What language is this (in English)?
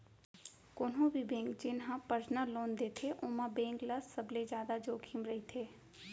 Chhattisgarhi